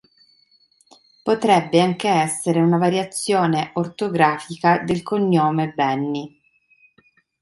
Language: Italian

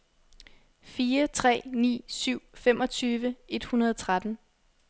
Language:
Danish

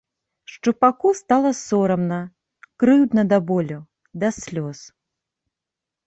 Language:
Belarusian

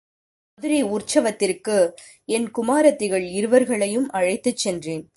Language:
Tamil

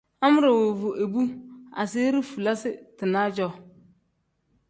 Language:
Tem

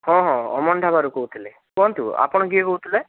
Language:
Odia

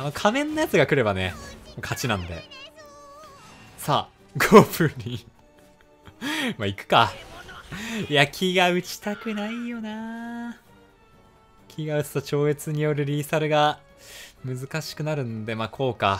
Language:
Japanese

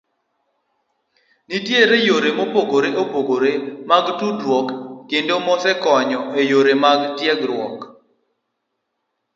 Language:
Luo (Kenya and Tanzania)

